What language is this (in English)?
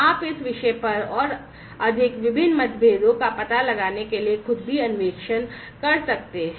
Hindi